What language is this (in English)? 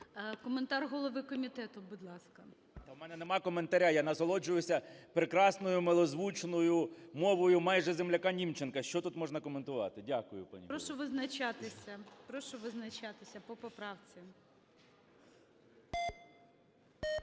Ukrainian